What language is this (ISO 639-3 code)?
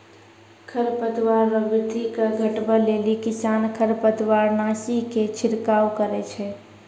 mai